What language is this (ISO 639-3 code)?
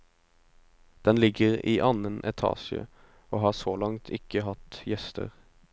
nor